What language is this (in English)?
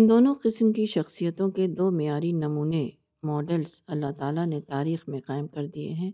Urdu